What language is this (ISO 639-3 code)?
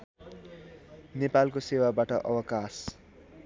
nep